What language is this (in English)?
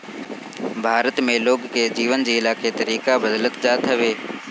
Bhojpuri